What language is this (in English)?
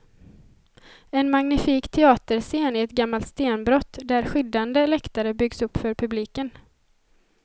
Swedish